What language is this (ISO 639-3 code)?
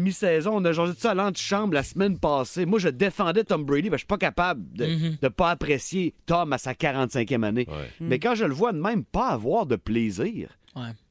fra